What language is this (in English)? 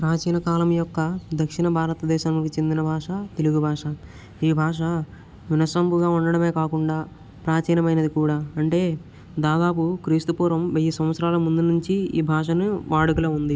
Telugu